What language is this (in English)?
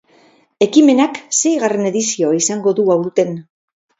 Basque